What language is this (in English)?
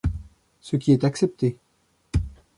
French